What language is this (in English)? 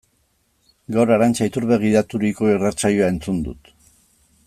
Basque